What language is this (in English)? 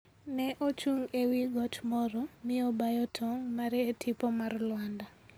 Luo (Kenya and Tanzania)